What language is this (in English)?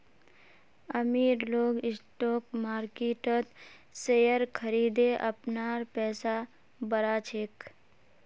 Magahi